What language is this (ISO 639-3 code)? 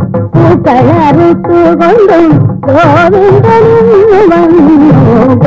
hin